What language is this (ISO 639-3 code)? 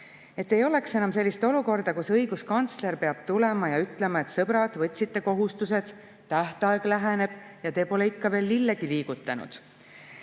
est